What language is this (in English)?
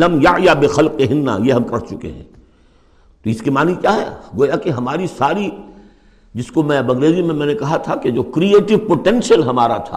Urdu